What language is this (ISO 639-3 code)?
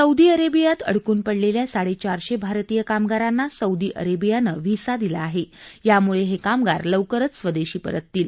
mar